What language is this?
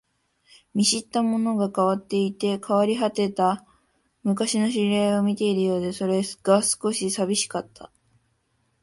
Japanese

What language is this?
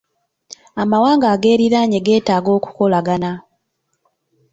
Ganda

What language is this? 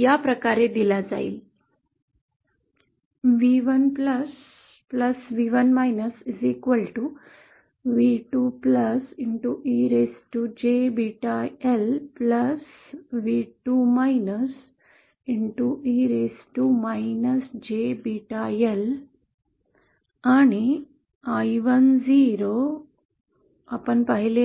Marathi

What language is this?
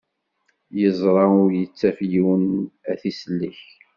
Kabyle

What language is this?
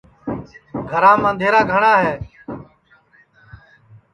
Sansi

